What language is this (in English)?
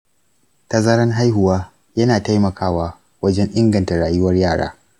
Hausa